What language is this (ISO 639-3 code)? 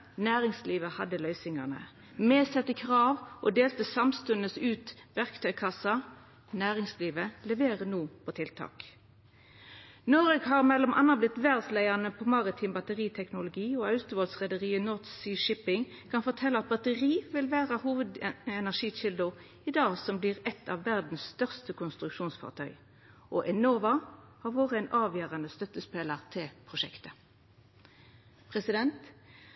nno